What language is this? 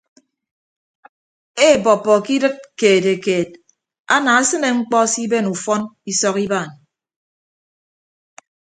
Ibibio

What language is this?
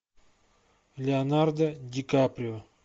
Russian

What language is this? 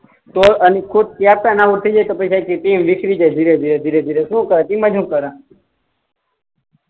Gujarati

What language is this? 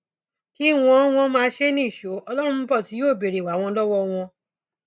Yoruba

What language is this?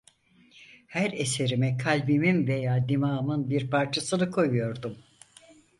Turkish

